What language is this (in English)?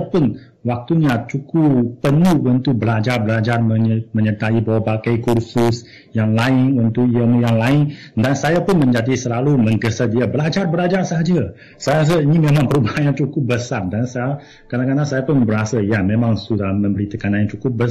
Malay